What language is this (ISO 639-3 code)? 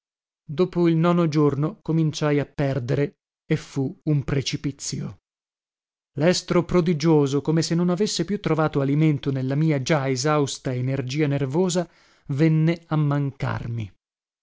ita